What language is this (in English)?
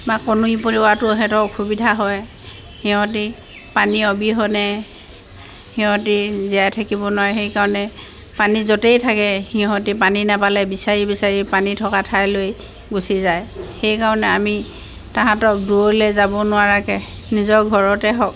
Assamese